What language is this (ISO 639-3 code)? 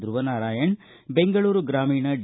kan